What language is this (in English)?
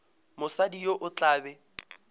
Northern Sotho